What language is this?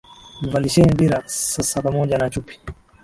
Swahili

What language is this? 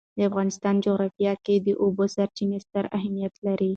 Pashto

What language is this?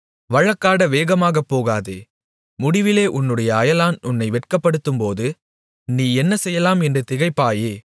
Tamil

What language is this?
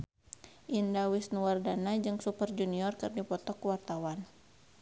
Sundanese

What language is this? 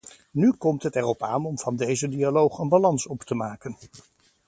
Dutch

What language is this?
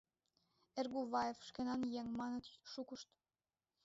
Mari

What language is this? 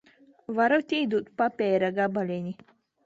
Latvian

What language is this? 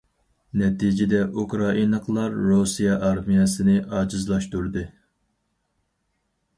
Uyghur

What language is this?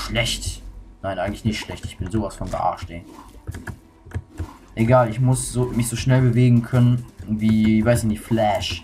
German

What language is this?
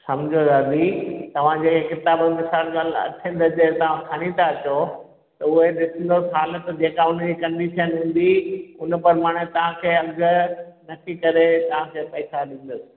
Sindhi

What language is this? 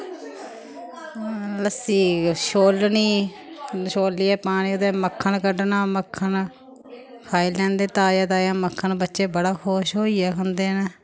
Dogri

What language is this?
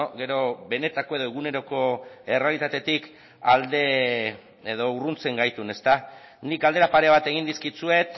Basque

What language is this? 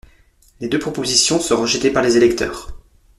French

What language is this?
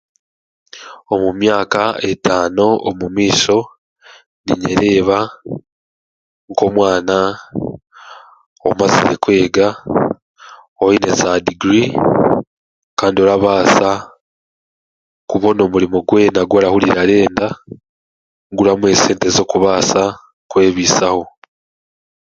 Chiga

